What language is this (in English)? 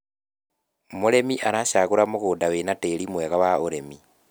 Kikuyu